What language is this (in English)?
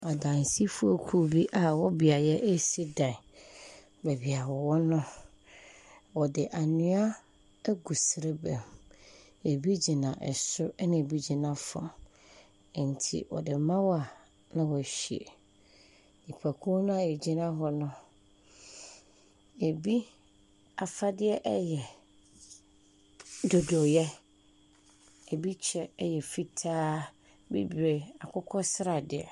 Akan